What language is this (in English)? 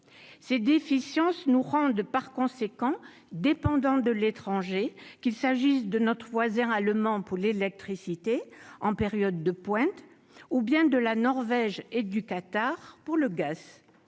French